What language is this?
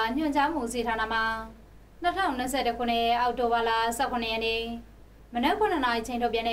Thai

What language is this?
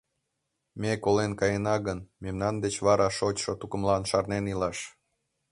Mari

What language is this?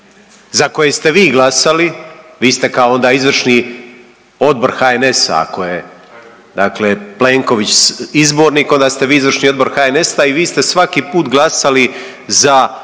Croatian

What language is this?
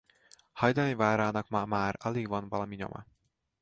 Hungarian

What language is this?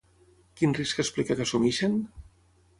Catalan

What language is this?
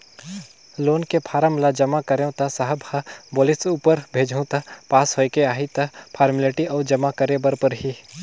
Chhattisgarhi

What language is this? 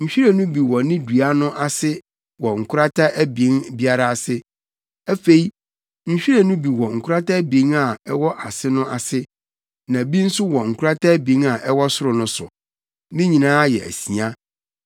Akan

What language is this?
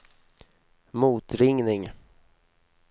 Swedish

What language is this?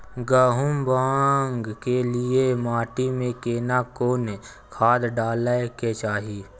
Maithili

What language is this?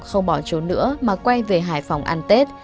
Vietnamese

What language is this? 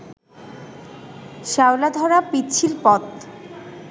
Bangla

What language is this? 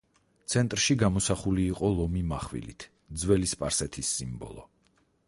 Georgian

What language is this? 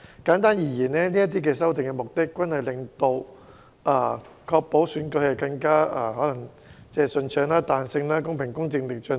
Cantonese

